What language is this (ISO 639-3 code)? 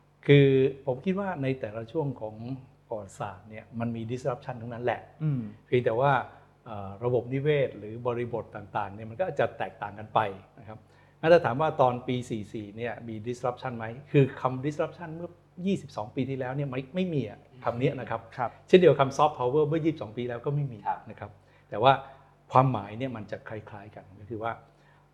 tha